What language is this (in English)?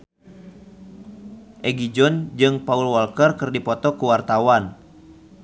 Sundanese